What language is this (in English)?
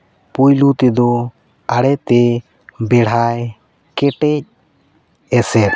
Santali